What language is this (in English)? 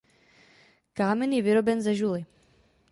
Czech